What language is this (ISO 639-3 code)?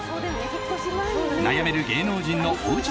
jpn